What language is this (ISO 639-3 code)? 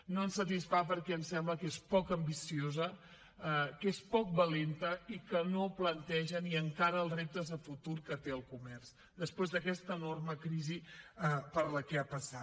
cat